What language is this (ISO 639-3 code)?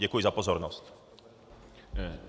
ces